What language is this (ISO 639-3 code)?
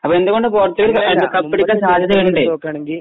mal